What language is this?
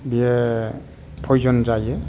Bodo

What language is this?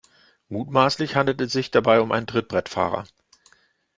German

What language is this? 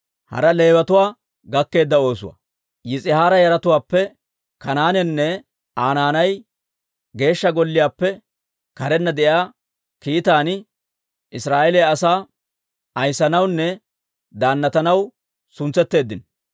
Dawro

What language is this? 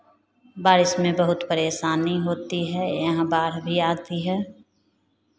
Hindi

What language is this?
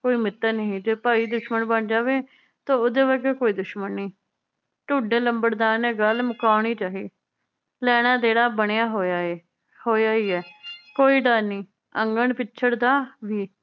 Punjabi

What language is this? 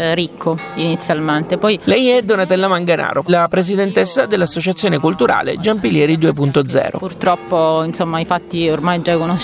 Italian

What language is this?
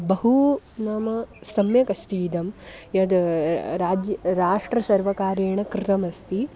Sanskrit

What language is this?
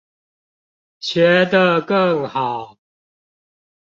Chinese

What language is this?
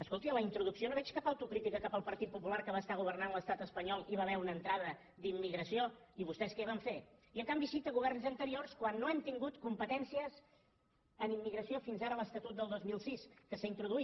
Catalan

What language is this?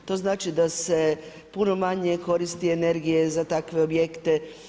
Croatian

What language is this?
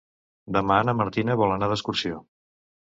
Catalan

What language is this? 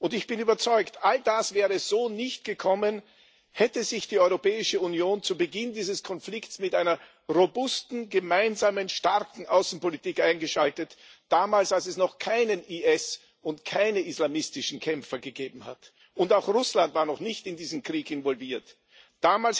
German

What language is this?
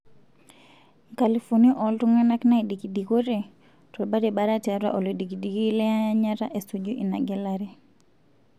Masai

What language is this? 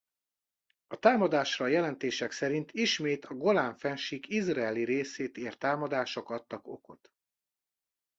Hungarian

